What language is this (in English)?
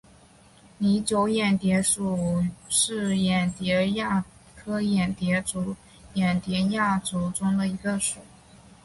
Chinese